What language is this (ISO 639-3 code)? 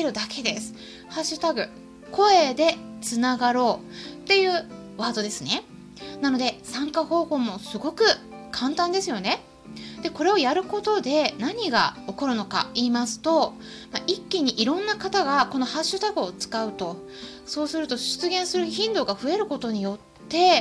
jpn